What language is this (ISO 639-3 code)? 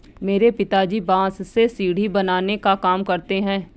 hin